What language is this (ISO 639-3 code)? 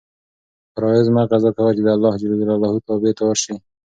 pus